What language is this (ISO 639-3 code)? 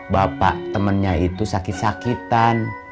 ind